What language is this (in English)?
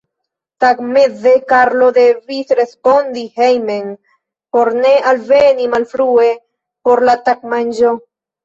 Esperanto